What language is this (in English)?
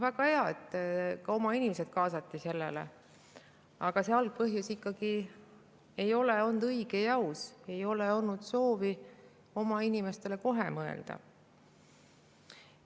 Estonian